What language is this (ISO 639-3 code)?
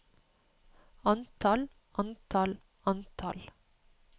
nor